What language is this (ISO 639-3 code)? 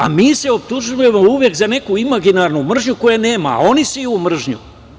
srp